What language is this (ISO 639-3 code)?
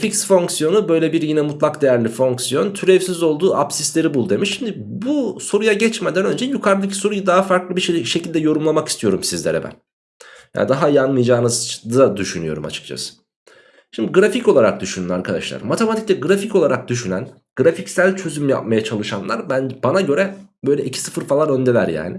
tur